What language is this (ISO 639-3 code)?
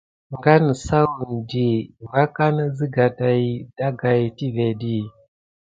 gid